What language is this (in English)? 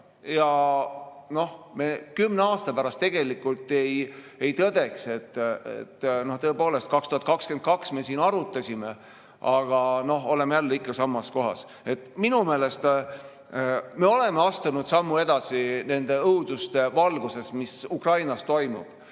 Estonian